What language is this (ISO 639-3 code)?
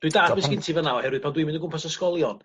cym